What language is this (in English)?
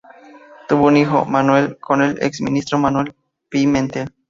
Spanish